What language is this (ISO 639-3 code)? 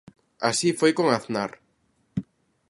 glg